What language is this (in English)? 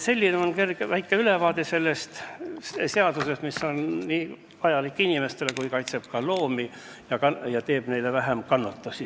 Estonian